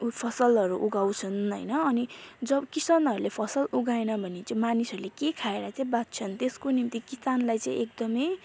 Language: Nepali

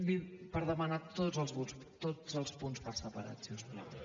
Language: Catalan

